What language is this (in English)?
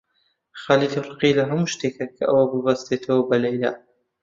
Central Kurdish